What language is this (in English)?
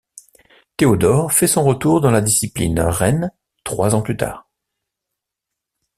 French